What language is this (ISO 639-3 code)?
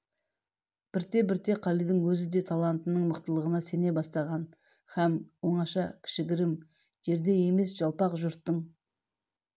kaz